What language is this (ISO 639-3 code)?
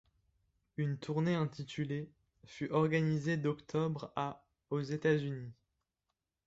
fra